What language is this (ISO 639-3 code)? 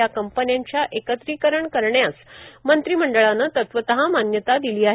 mar